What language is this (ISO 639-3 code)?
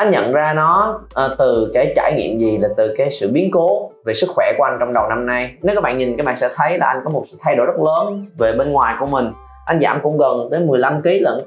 vie